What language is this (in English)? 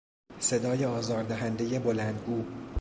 Persian